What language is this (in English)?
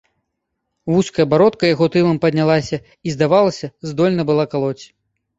Belarusian